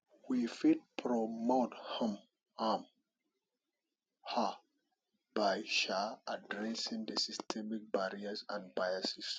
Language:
Nigerian Pidgin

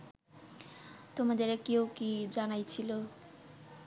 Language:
Bangla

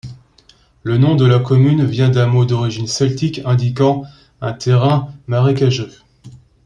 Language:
French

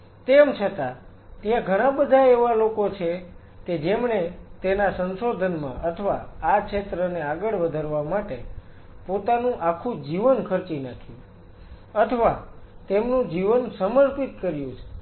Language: Gujarati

